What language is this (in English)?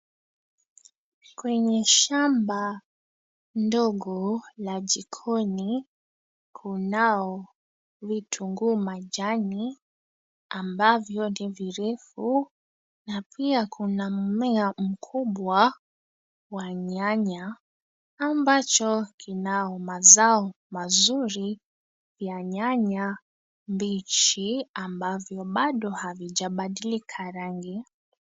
Swahili